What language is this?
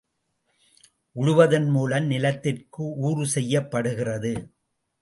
Tamil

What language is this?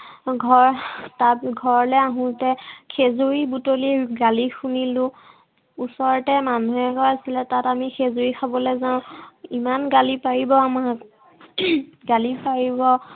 Assamese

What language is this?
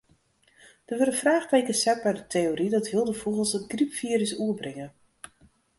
Western Frisian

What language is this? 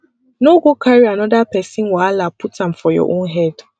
Nigerian Pidgin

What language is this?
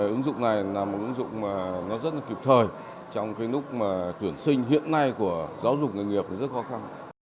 Vietnamese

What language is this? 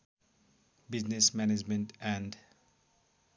Nepali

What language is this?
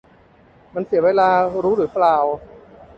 Thai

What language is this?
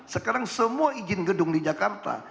Indonesian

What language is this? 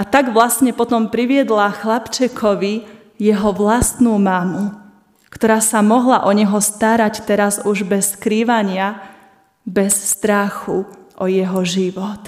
Slovak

